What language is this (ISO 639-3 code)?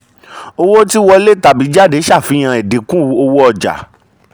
yor